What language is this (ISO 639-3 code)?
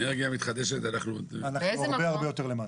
heb